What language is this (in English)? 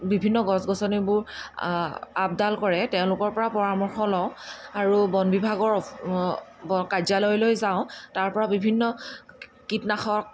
Assamese